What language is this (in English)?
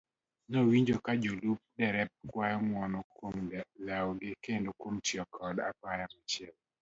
Luo (Kenya and Tanzania)